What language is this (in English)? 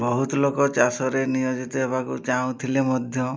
Odia